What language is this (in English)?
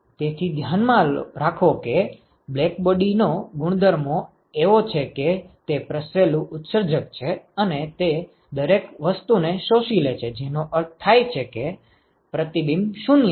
Gujarati